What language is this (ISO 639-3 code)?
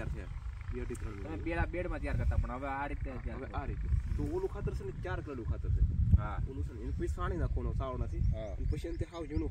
guj